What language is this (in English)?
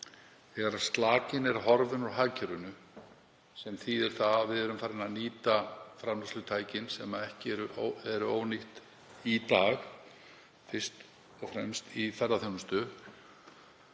Icelandic